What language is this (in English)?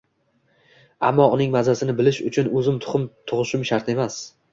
Uzbek